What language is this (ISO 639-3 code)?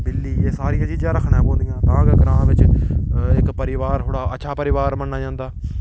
doi